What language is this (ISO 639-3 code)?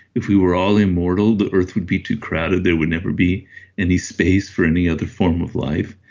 eng